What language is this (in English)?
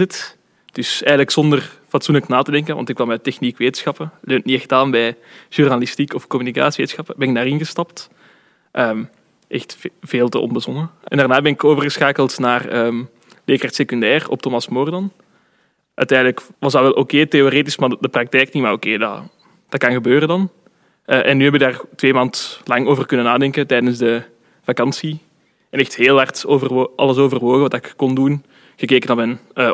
Dutch